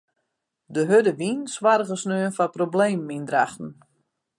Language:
Western Frisian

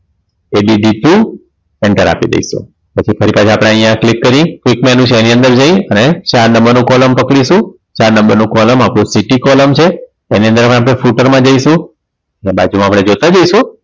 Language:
Gujarati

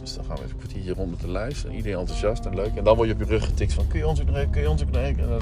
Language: Dutch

